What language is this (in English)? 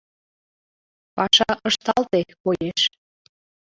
Mari